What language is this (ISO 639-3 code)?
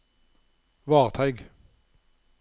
nor